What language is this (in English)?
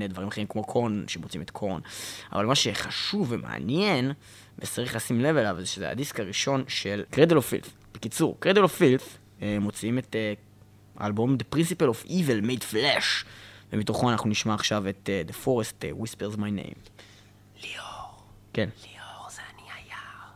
Hebrew